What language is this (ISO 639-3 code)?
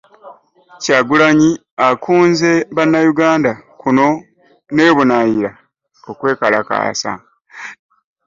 lug